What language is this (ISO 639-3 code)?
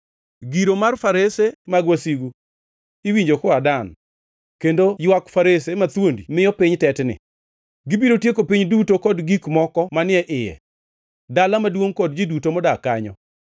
luo